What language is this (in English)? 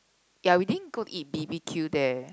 English